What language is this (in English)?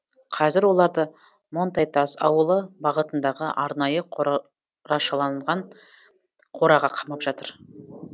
Kazakh